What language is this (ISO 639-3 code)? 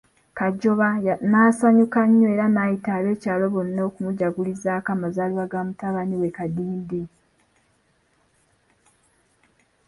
lug